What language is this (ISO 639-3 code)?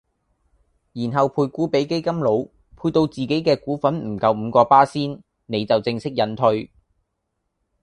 yue